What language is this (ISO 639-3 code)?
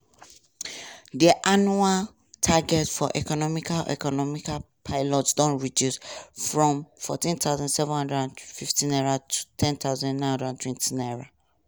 pcm